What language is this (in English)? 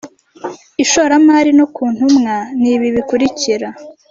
Kinyarwanda